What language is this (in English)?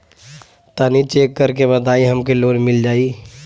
Bhojpuri